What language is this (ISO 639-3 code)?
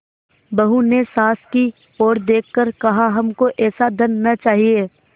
hin